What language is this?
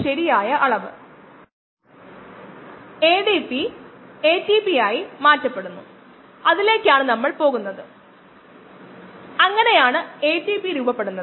Malayalam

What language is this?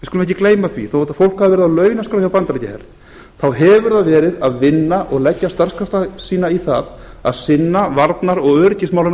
Icelandic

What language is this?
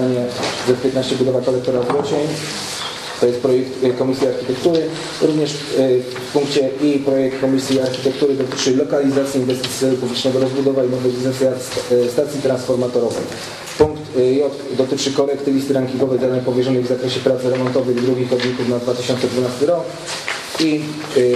Polish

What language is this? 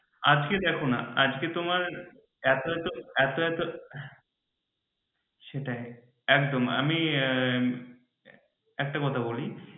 Bangla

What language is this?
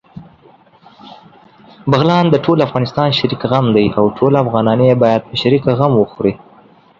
Pashto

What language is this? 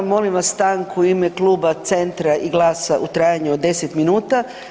Croatian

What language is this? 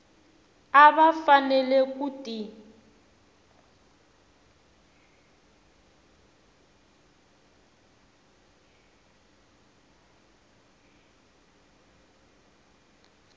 Tsonga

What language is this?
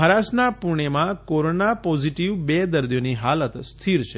Gujarati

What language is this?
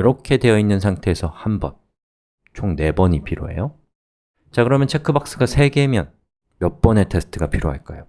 Korean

